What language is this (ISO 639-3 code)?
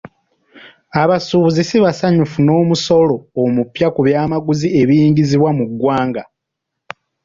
lug